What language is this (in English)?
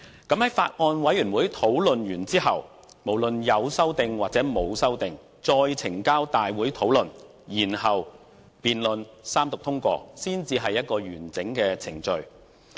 Cantonese